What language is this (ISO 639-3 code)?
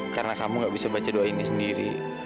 ind